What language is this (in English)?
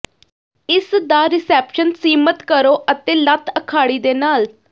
Punjabi